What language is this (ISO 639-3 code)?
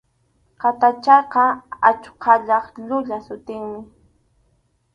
qxu